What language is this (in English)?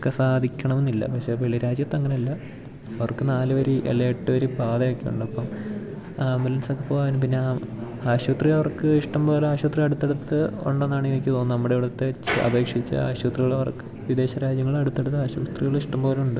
Malayalam